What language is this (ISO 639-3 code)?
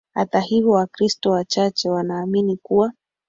swa